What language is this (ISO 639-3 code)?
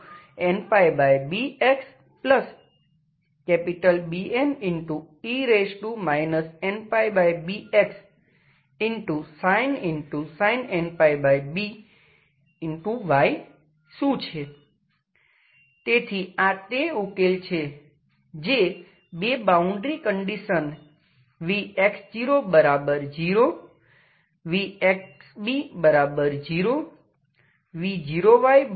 guj